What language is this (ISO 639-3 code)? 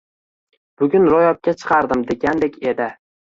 uzb